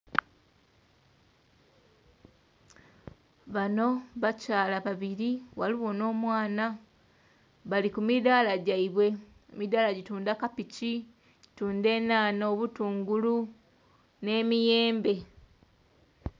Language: Soga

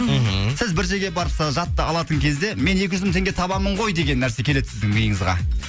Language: Kazakh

